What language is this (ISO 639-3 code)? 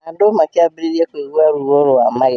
kik